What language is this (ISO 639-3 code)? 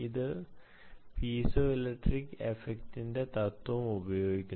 mal